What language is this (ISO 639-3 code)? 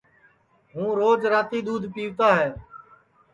ssi